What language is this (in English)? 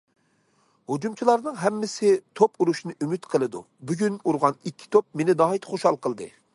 Uyghur